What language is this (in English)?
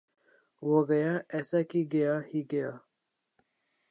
Urdu